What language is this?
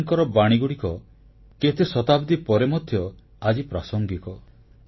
Odia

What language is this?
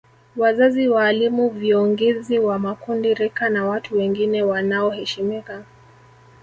Swahili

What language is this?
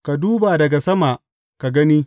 Hausa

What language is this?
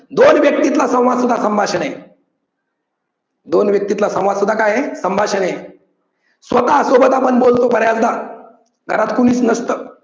Marathi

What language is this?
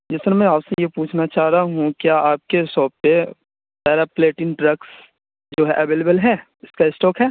Urdu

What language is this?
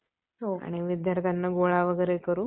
Marathi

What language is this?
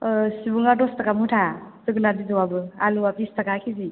Bodo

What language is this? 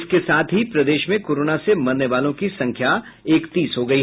Hindi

